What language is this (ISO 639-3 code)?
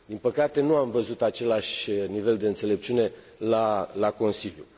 ron